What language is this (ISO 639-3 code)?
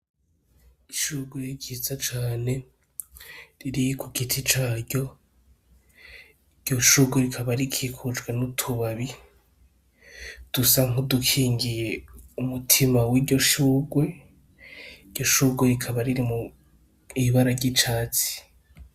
run